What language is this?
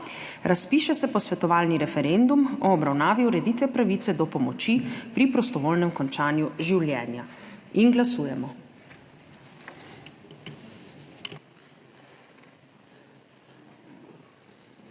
Slovenian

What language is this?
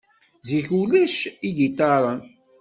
Kabyle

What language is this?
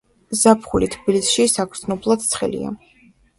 Georgian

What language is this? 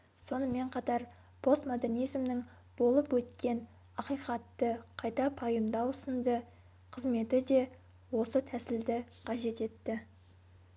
Kazakh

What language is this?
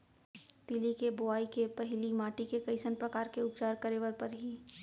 Chhattisgarhi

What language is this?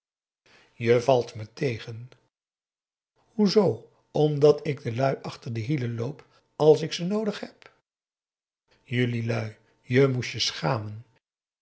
Dutch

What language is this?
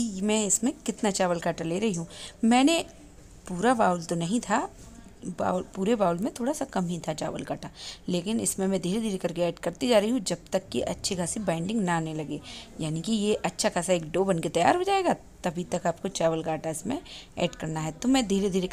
Hindi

